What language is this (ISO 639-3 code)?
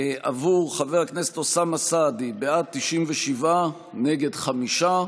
heb